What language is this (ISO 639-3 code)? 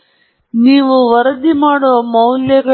kan